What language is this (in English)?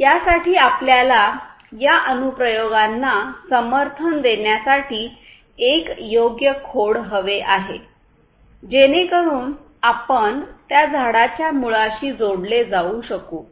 Marathi